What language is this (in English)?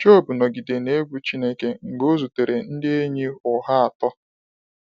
Igbo